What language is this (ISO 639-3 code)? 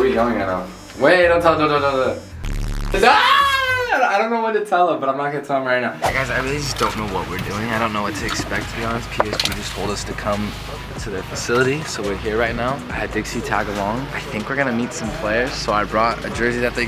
eng